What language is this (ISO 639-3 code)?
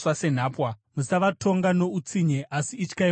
sna